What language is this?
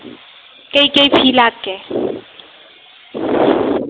Manipuri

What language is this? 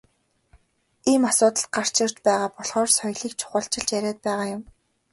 Mongolian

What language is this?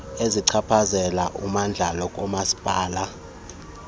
Xhosa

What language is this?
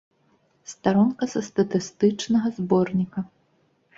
Belarusian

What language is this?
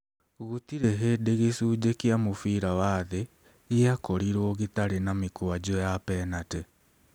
Kikuyu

